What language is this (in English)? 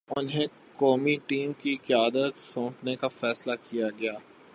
Urdu